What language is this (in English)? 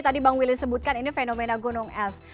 Indonesian